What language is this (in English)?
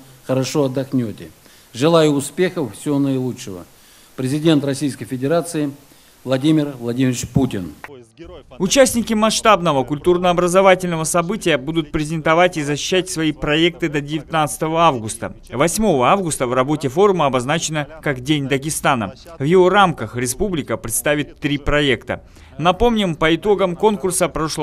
Russian